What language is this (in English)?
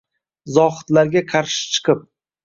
Uzbek